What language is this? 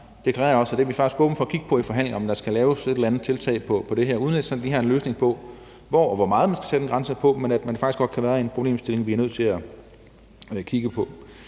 Danish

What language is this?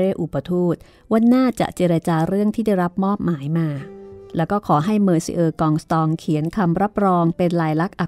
Thai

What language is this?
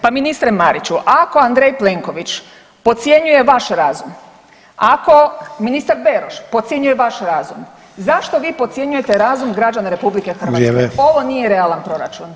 Croatian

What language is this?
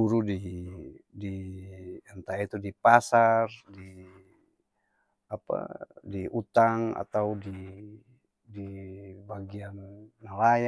Ambonese Malay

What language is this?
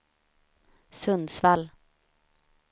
Swedish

